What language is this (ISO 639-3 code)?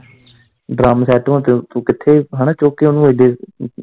pan